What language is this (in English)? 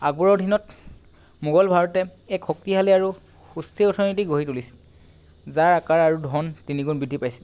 Assamese